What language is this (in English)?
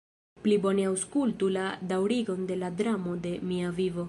Esperanto